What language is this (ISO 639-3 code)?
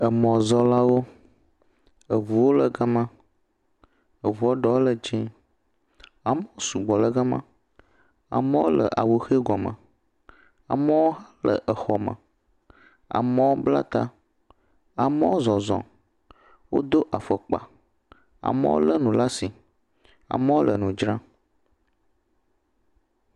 ewe